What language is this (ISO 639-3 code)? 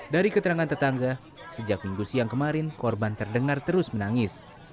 ind